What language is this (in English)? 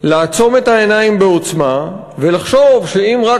Hebrew